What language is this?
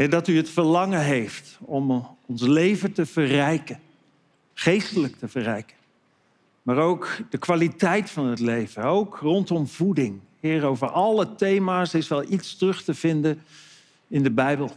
Dutch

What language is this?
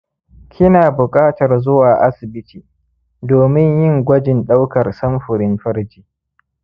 Hausa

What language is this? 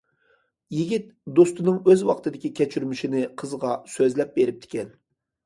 Uyghur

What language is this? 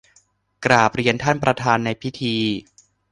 Thai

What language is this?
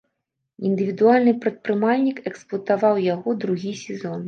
Belarusian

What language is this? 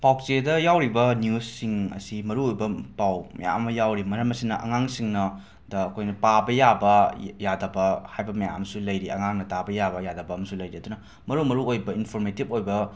Manipuri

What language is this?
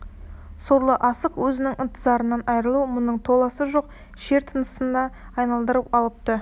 Kazakh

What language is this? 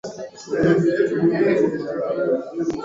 Swahili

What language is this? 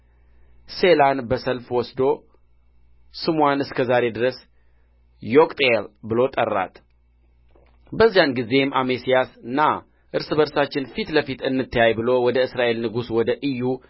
Amharic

